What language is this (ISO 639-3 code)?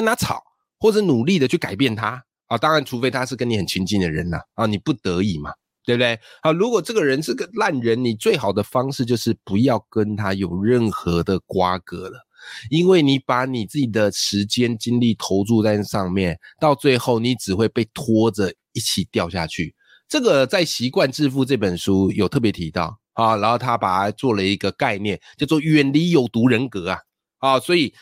zho